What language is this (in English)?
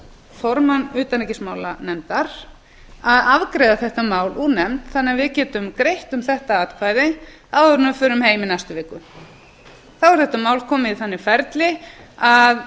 Icelandic